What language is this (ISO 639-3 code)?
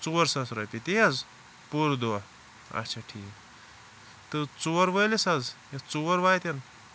kas